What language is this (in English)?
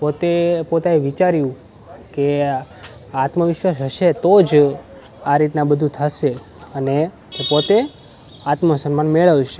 Gujarati